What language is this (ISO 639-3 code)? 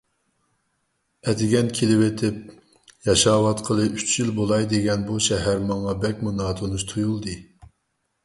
uig